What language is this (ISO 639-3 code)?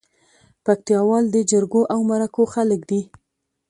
pus